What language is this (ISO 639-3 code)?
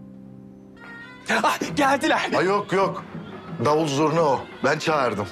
tur